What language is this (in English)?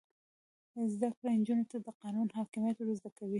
Pashto